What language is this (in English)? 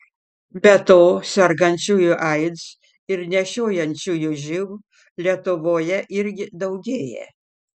Lithuanian